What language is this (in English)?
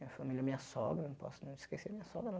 Portuguese